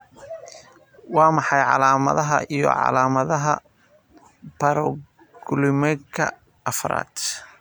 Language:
Somali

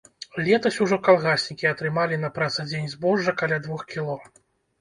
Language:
Belarusian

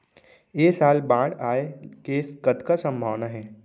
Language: Chhattisgarhi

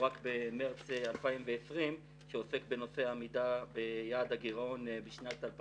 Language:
Hebrew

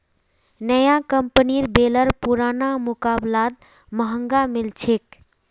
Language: Magahi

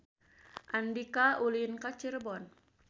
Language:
Sundanese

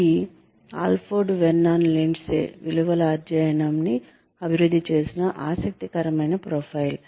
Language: Telugu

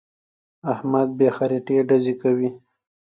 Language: Pashto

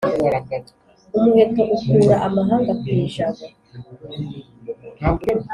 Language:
Kinyarwanda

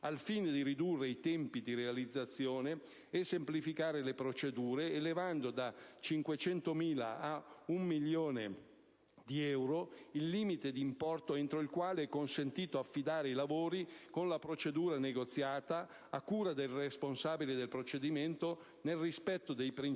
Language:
Italian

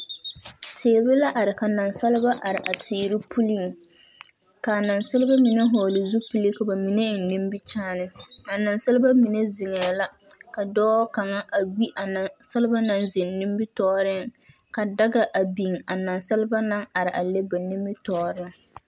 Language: Southern Dagaare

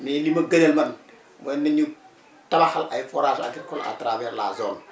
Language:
Wolof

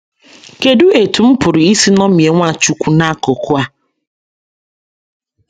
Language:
Igbo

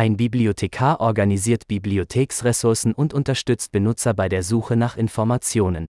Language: Danish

